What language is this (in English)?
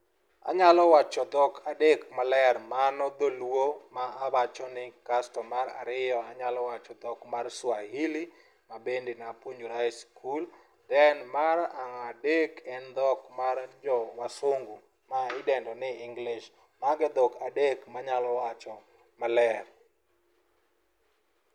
Luo (Kenya and Tanzania)